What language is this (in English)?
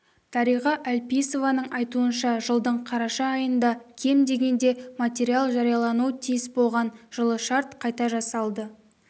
Kazakh